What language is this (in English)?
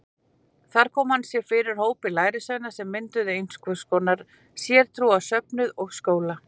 Icelandic